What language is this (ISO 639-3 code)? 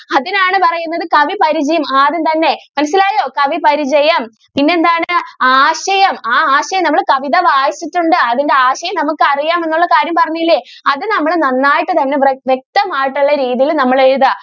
mal